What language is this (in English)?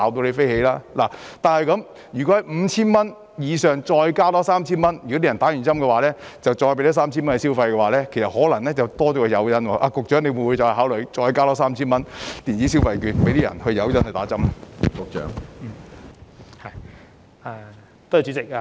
Cantonese